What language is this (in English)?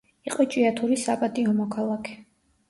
Georgian